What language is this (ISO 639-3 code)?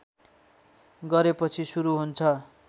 nep